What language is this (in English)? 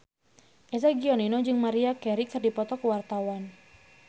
Sundanese